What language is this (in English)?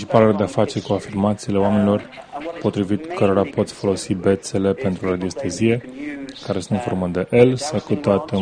Romanian